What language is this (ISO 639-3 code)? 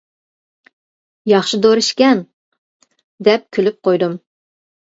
uig